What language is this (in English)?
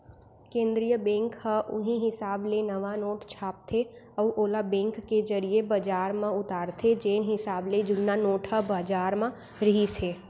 Chhattisgarhi